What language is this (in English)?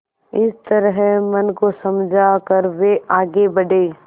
Hindi